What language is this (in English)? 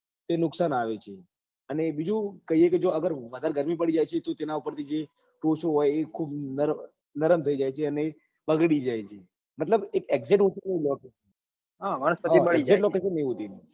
Gujarati